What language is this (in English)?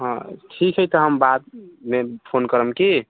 Maithili